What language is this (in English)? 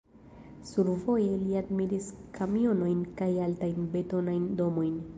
Esperanto